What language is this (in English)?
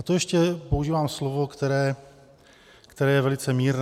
Czech